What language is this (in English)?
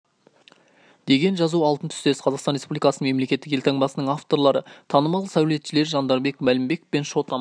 Kazakh